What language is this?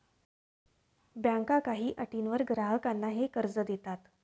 Marathi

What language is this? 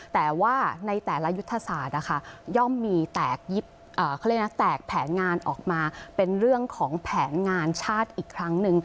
Thai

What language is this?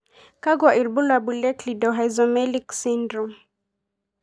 Masai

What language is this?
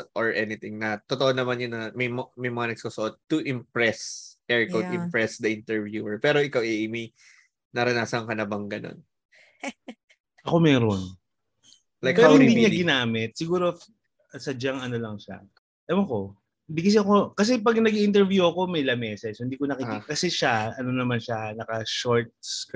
Filipino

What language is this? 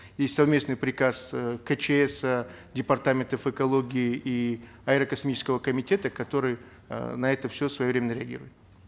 Kazakh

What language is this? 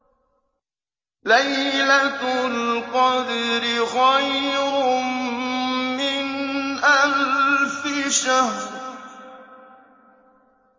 Arabic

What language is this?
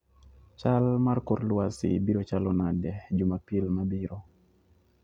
Luo (Kenya and Tanzania)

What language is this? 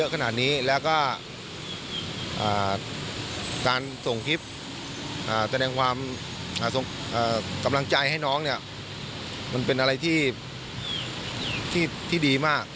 Thai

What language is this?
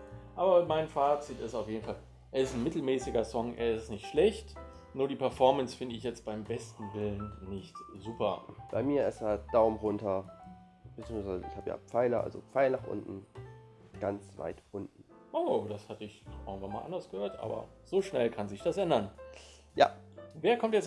German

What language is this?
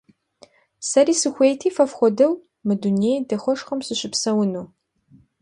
Kabardian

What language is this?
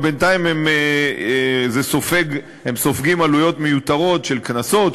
Hebrew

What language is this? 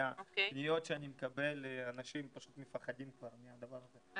Hebrew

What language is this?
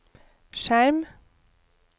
Norwegian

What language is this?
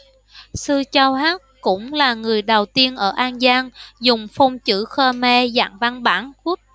Vietnamese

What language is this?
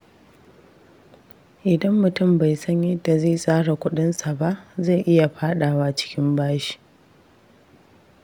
Hausa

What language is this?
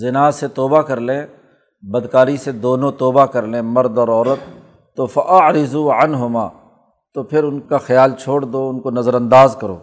Urdu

